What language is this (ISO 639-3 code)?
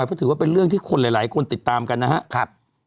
tha